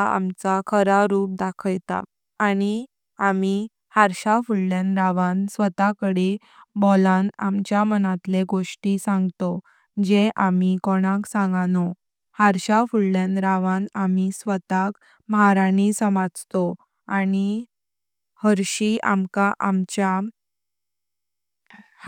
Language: Konkani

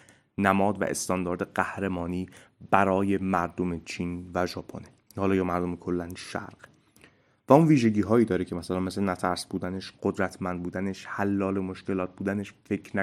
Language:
Persian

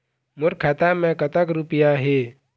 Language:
Chhattisgarhi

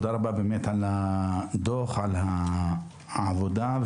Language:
Hebrew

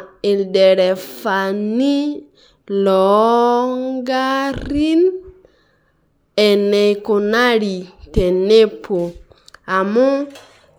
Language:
Masai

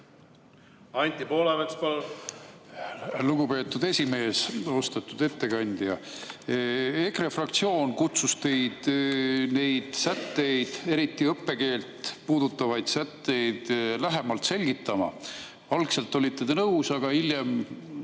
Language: Estonian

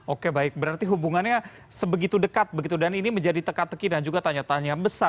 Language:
Indonesian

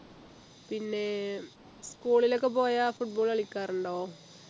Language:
Malayalam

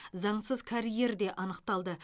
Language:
Kazakh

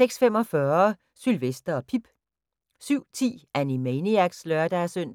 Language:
Danish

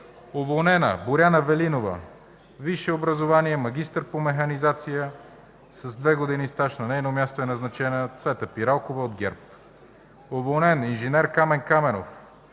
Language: Bulgarian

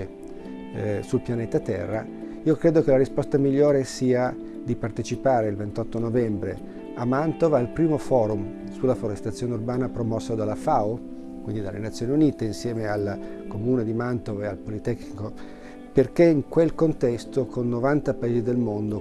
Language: Italian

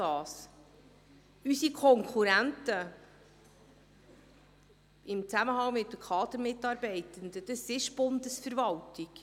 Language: Swiss German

